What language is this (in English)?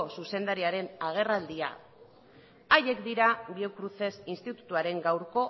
Basque